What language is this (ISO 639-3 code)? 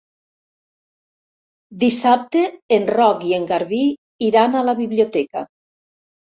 cat